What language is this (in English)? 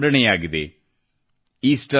Kannada